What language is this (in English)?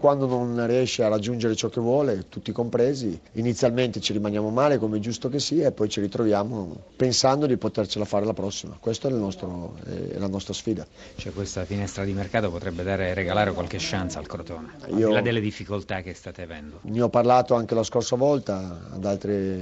Italian